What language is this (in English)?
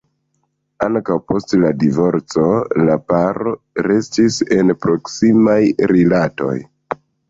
Esperanto